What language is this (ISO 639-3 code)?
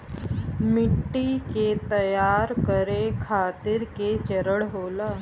bho